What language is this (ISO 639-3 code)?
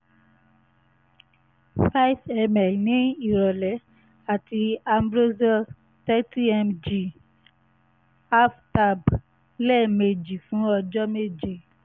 yor